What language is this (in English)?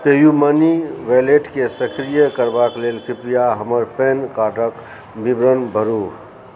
Maithili